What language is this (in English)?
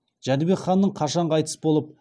Kazakh